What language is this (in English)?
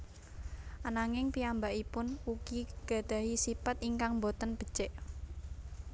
Javanese